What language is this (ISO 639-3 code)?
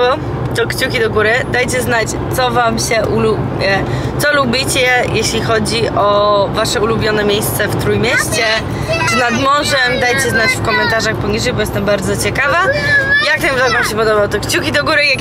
pol